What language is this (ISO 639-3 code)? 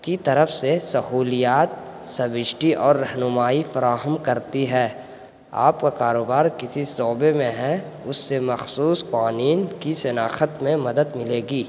urd